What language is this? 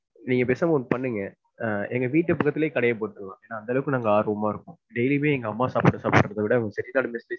Tamil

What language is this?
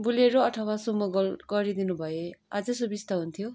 Nepali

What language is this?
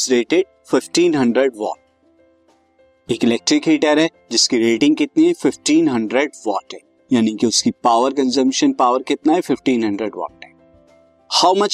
Hindi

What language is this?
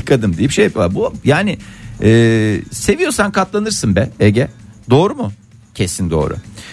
Turkish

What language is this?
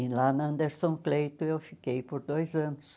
Portuguese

